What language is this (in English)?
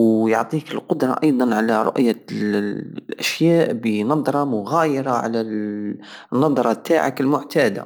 Algerian Saharan Arabic